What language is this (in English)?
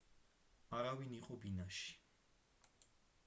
Georgian